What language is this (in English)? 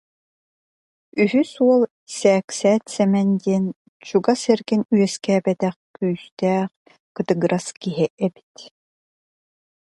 Yakut